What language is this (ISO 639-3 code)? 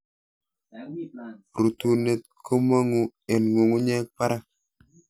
kln